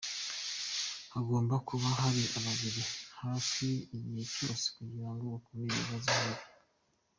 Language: Kinyarwanda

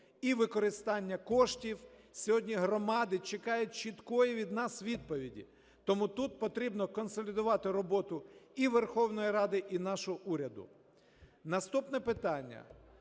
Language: Ukrainian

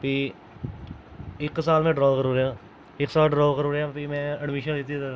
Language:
Dogri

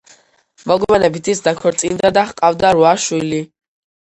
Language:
Georgian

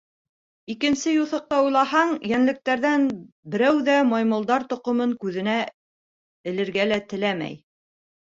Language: Bashkir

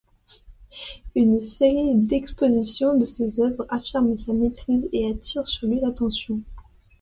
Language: French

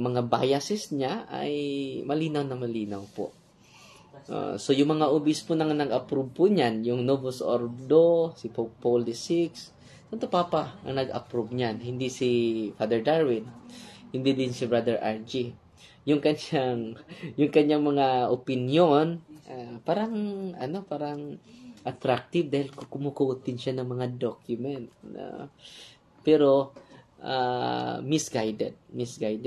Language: Filipino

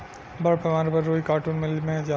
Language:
Bhojpuri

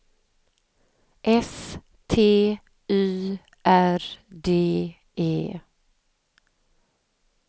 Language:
Swedish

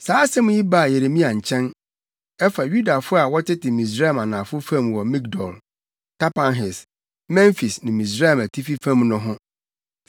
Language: Akan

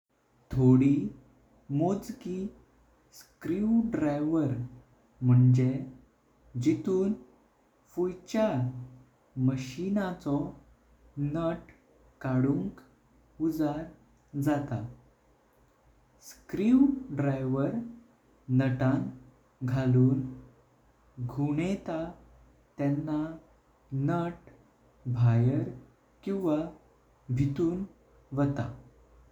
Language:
Konkani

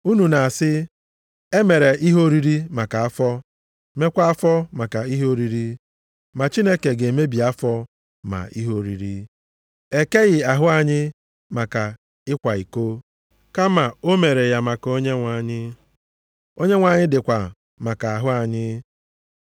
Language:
Igbo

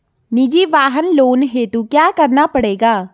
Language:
Hindi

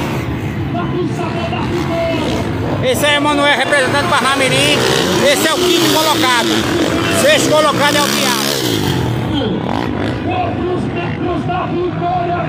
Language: Portuguese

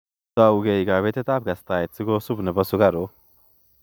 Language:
Kalenjin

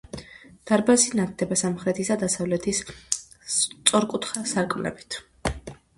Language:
Georgian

